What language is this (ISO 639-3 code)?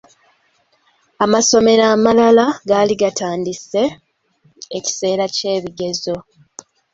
lug